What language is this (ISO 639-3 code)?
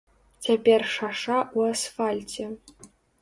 bel